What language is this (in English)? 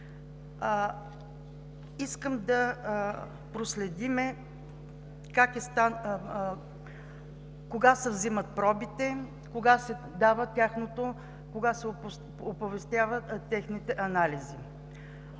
Bulgarian